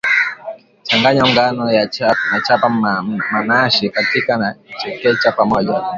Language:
Swahili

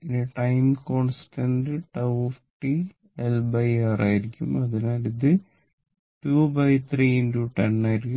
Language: Malayalam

